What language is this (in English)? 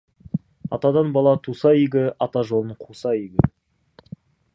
Kazakh